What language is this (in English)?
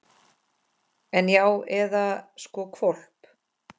Icelandic